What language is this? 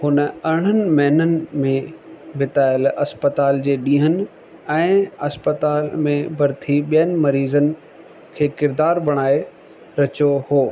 Sindhi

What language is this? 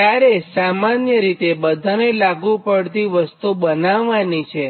Gujarati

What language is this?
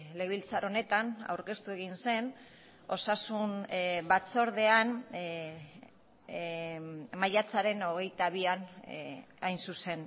Basque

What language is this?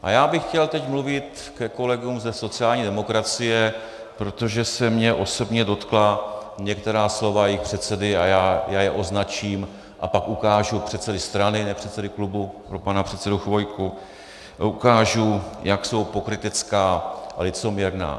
Czech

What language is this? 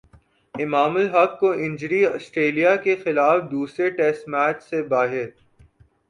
Urdu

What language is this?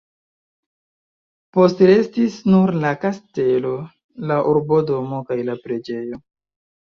Esperanto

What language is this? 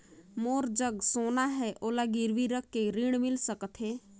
Chhattisgarhi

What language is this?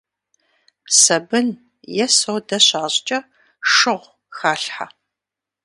Kabardian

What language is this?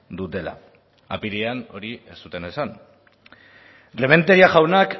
Basque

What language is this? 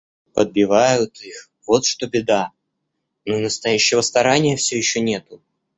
Russian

